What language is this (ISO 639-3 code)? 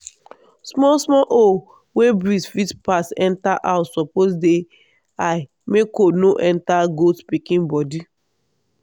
pcm